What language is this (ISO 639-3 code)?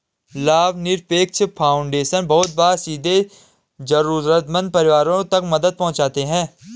hin